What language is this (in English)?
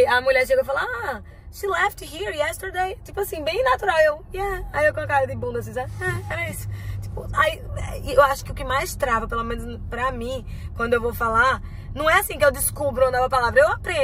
Portuguese